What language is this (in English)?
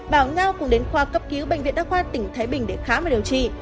Vietnamese